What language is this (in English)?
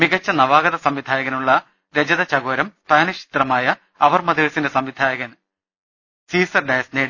Malayalam